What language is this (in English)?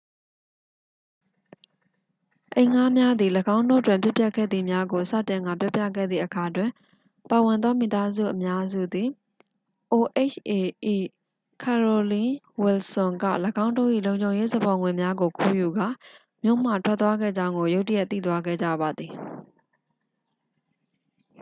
Burmese